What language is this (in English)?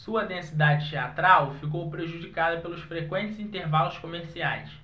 Portuguese